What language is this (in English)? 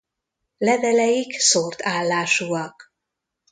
Hungarian